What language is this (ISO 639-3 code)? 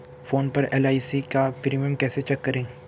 hin